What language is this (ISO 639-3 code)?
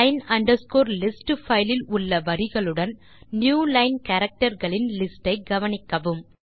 tam